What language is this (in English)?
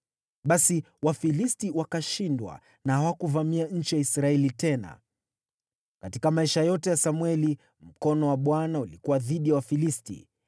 Swahili